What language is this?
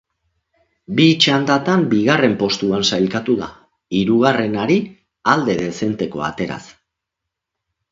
Basque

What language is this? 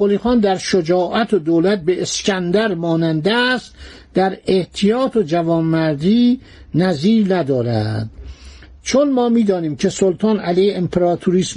Persian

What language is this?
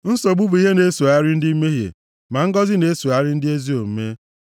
Igbo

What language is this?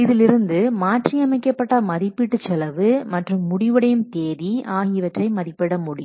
Tamil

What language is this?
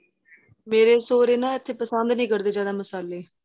Punjabi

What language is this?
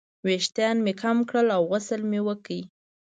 Pashto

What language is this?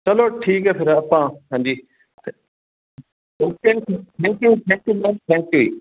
Punjabi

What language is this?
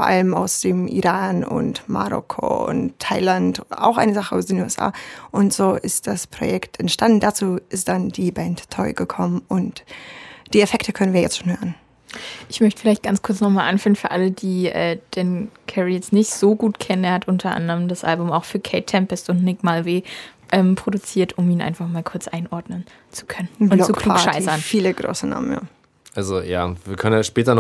German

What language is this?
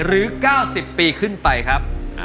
Thai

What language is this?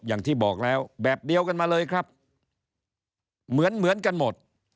Thai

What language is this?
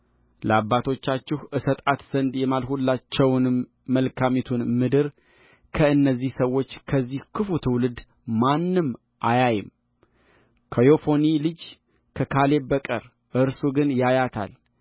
Amharic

